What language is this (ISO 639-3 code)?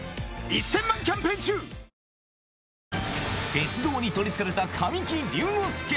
jpn